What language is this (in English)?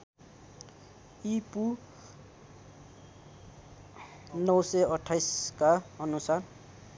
Nepali